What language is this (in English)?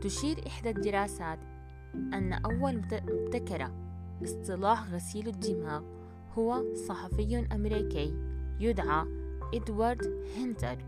Arabic